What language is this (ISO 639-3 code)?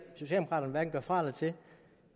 dan